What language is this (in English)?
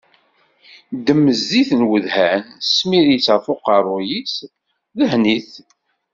Kabyle